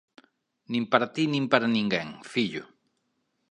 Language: Galician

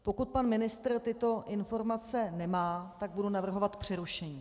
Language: Czech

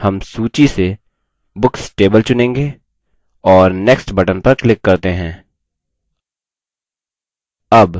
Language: Hindi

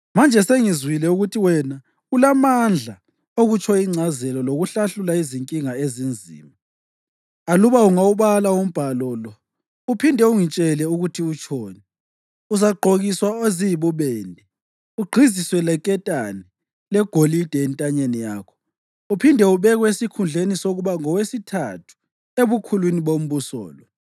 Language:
North Ndebele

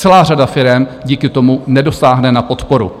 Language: Czech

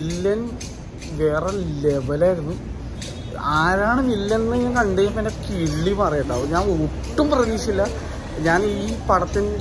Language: Malayalam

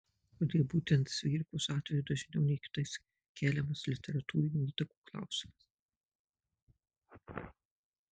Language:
Lithuanian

